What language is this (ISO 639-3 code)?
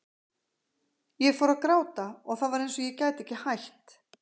isl